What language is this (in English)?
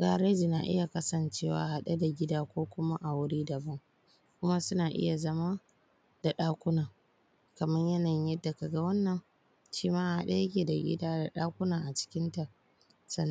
Hausa